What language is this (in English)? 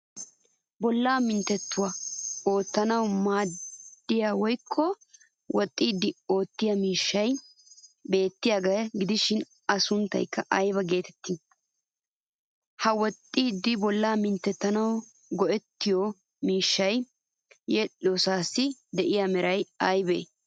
Wolaytta